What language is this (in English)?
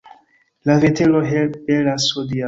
Esperanto